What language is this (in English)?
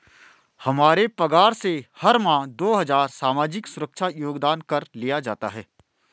Hindi